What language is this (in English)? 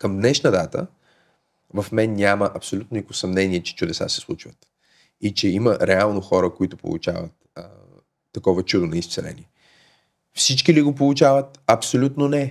Bulgarian